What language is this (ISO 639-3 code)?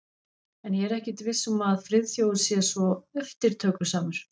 isl